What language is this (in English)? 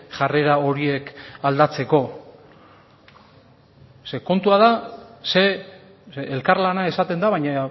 Basque